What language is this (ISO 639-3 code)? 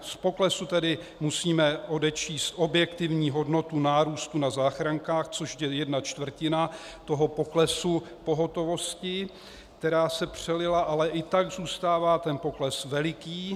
ces